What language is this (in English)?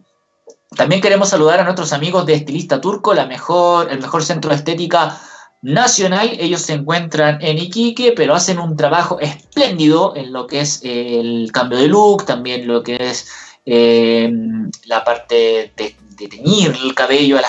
Spanish